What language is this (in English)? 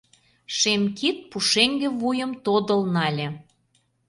Mari